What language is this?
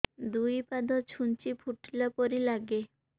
Odia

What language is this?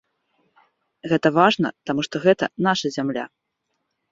Belarusian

